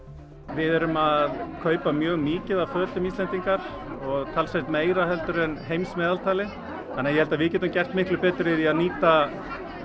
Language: Icelandic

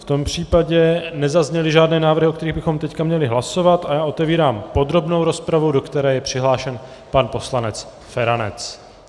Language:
Czech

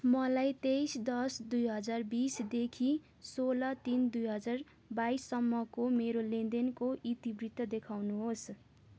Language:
Nepali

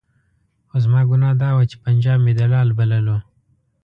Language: Pashto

